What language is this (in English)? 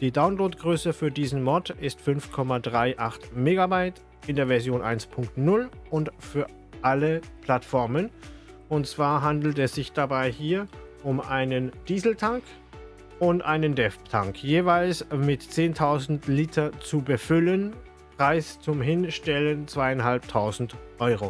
German